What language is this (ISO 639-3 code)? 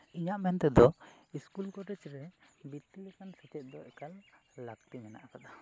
sat